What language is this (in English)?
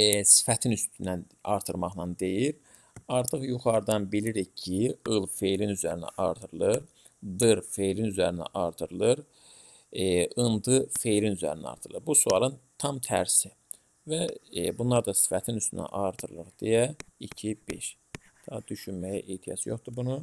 Turkish